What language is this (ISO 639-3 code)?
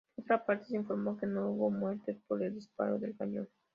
spa